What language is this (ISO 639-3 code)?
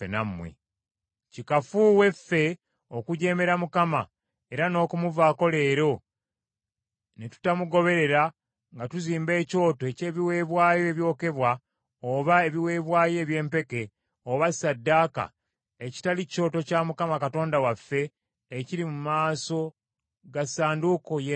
lug